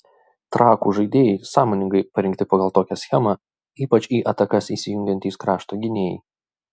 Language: Lithuanian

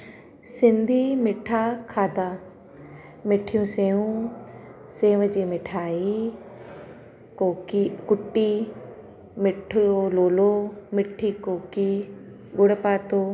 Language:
Sindhi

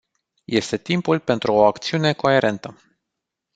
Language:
Romanian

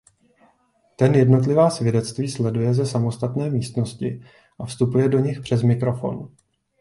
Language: Czech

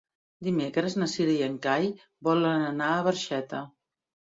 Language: Catalan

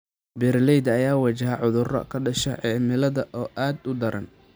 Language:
Somali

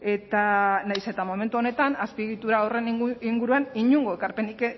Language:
Basque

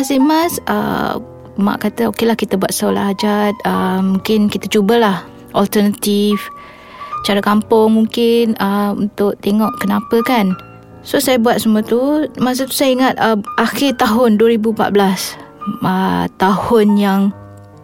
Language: Malay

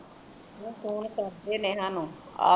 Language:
Punjabi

